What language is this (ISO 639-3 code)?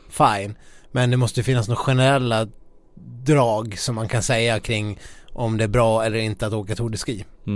swe